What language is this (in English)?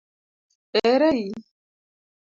Luo (Kenya and Tanzania)